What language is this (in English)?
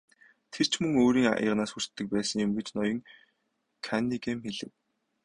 Mongolian